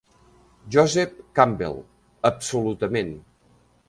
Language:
Catalan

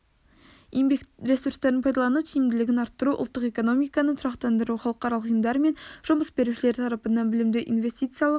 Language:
Kazakh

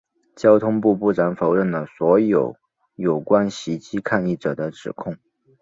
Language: Chinese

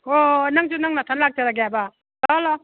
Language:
Manipuri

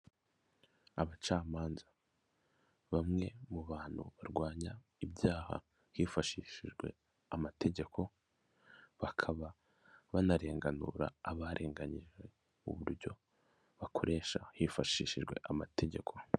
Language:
Kinyarwanda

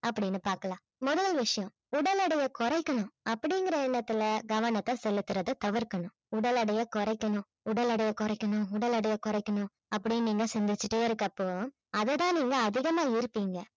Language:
Tamil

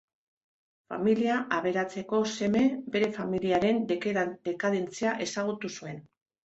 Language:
Basque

